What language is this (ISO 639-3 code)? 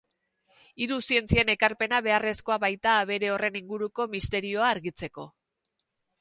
eus